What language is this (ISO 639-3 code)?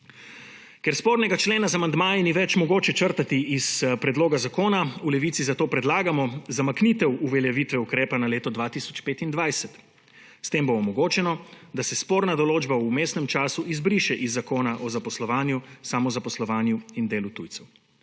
slv